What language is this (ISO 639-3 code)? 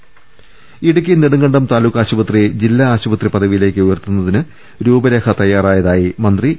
mal